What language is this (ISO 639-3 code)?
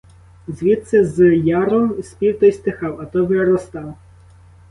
ukr